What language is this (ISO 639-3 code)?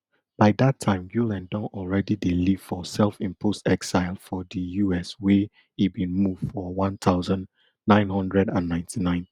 pcm